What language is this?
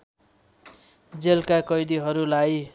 Nepali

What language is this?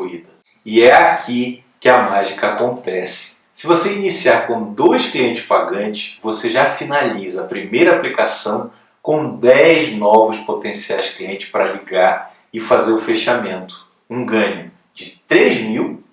Portuguese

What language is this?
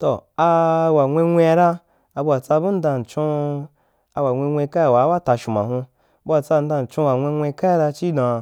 Wapan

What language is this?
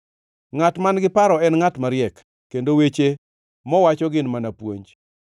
Luo (Kenya and Tanzania)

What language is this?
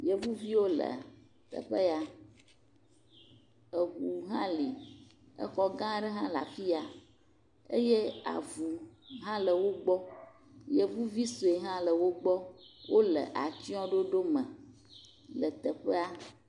Ewe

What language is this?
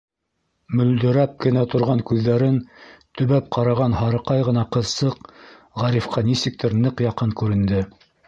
Bashkir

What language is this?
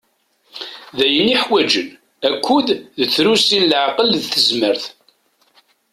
Kabyle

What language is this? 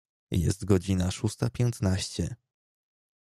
Polish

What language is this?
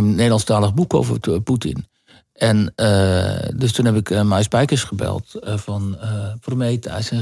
Dutch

